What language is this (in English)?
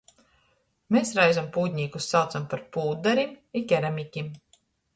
Latgalian